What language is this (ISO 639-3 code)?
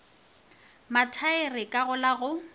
nso